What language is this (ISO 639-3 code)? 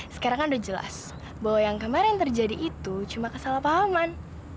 ind